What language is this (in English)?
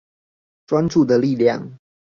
Chinese